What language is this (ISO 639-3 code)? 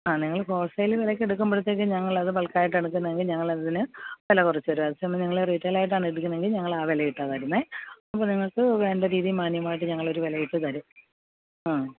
mal